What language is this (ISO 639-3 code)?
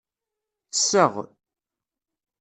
kab